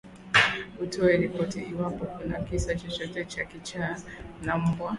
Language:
Swahili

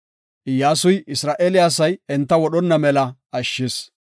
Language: Gofa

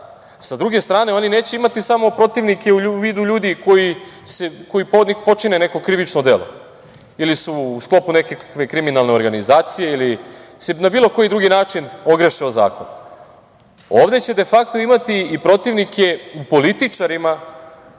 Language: Serbian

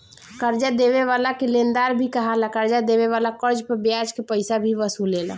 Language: Bhojpuri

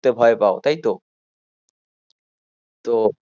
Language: Bangla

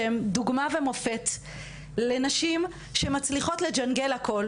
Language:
Hebrew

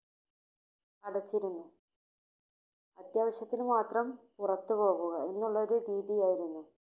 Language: Malayalam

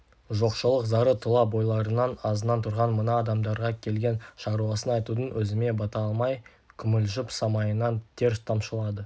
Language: Kazakh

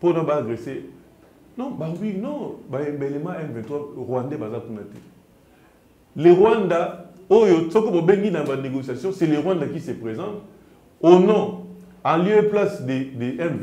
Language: French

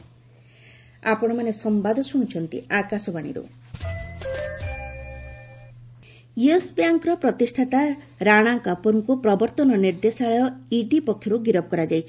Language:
Odia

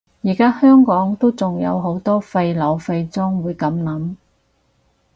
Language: Cantonese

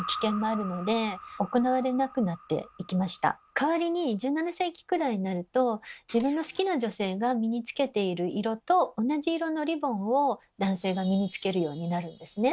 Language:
Japanese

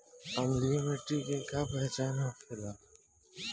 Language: Bhojpuri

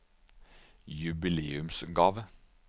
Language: Norwegian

